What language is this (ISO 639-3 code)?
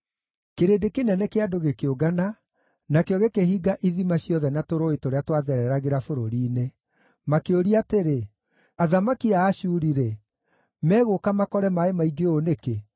kik